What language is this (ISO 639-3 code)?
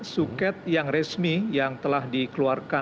ind